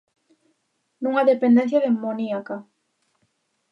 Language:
Galician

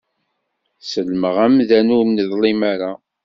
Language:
Kabyle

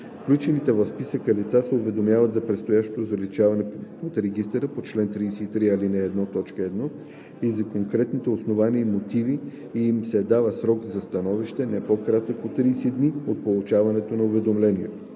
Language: Bulgarian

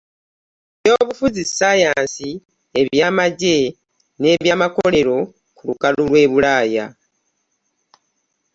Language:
Ganda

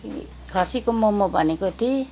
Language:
Nepali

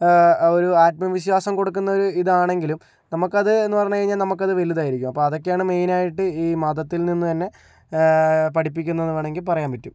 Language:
Malayalam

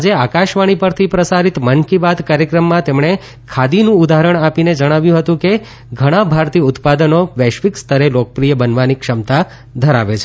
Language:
Gujarati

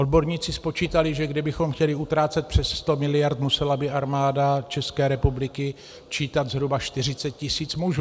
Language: Czech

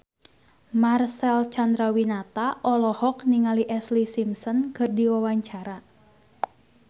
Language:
Sundanese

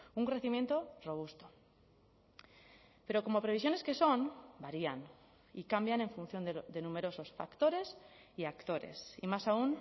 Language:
Spanish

